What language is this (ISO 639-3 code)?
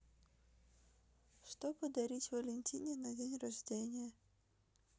rus